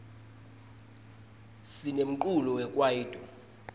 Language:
Swati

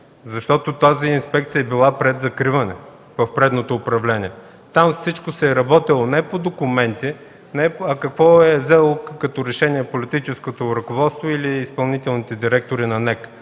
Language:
Bulgarian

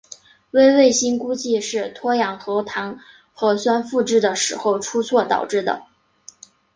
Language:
Chinese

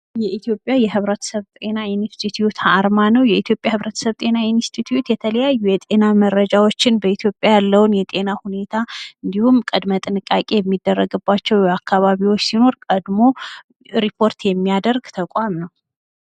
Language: Amharic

